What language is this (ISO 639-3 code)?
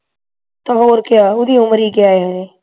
pan